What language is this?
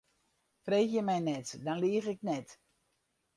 Western Frisian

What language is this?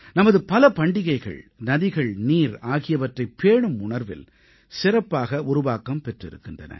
Tamil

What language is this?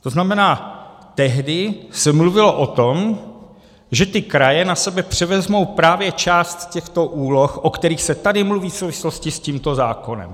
Czech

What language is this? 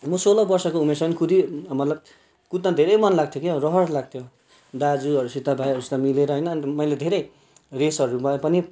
Nepali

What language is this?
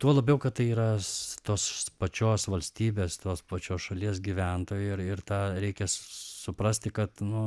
Lithuanian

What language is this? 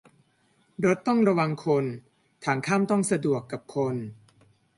Thai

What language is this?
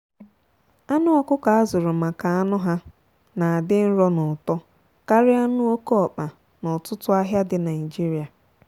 Igbo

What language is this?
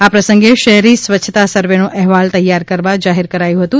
Gujarati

